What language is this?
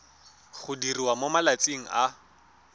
Tswana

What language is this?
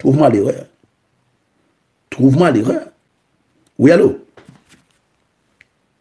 French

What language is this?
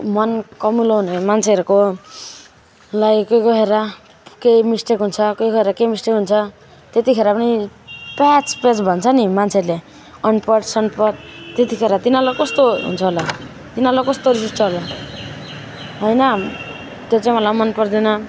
Nepali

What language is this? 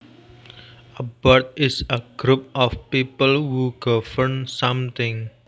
Javanese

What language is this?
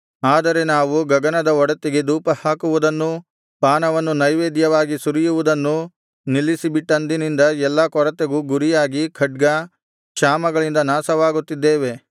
Kannada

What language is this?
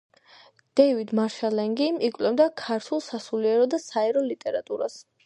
Georgian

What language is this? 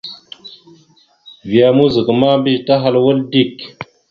Mada (Cameroon)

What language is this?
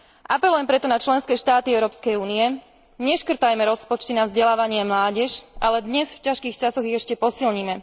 Slovak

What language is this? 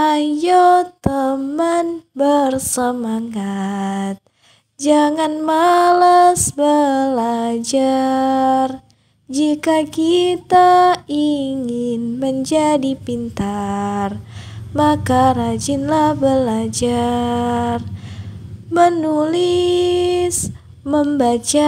Indonesian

